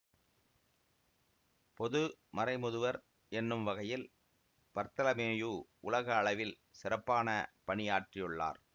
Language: Tamil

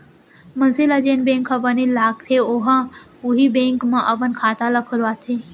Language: Chhattisgarhi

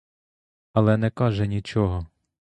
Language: Ukrainian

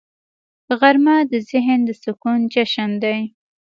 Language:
Pashto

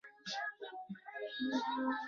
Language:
Chinese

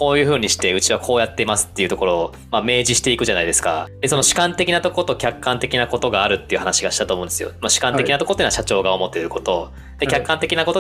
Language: Japanese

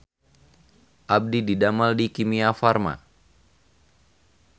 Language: Sundanese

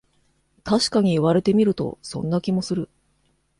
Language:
Japanese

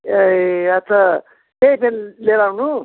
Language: Nepali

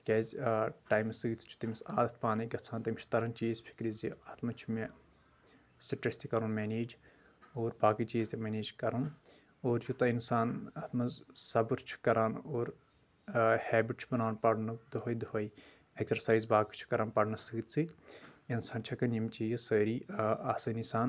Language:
Kashmiri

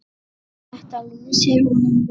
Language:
Icelandic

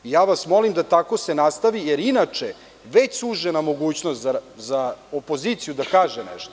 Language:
Serbian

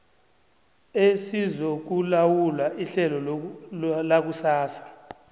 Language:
South Ndebele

